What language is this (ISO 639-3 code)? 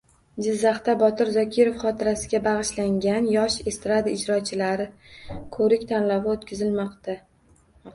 uzb